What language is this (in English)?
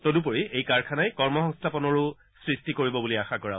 Assamese